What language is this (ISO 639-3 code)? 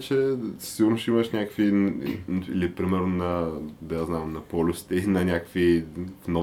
bul